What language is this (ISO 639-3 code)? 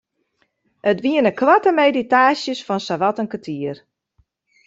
fry